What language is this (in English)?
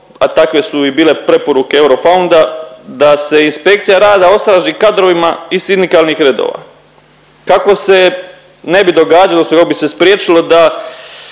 Croatian